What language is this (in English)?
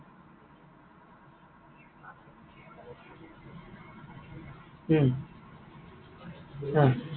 Assamese